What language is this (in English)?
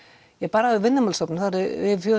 Icelandic